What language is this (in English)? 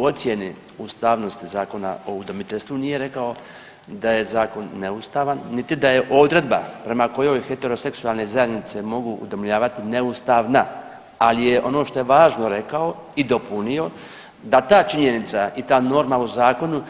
Croatian